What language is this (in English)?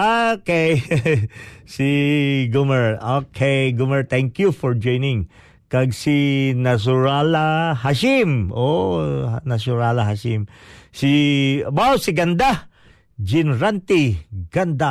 Filipino